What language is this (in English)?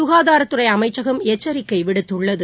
Tamil